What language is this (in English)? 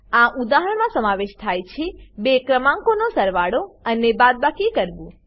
Gujarati